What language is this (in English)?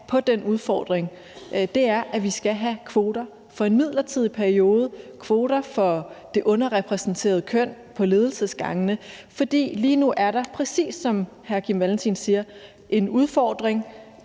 Danish